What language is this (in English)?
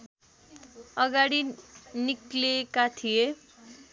Nepali